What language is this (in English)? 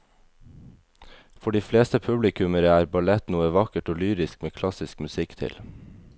Norwegian